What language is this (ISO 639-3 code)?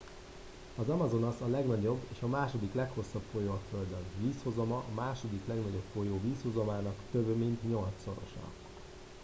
hun